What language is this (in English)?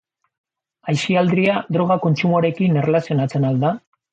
Basque